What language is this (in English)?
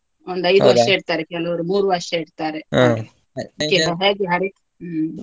Kannada